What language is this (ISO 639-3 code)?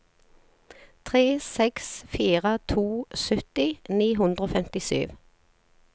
nor